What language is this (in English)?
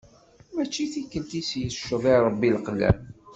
Kabyle